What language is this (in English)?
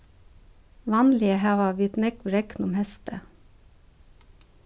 Faroese